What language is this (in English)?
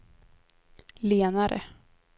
Swedish